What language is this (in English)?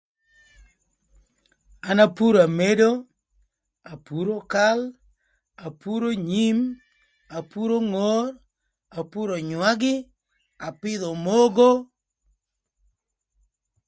Thur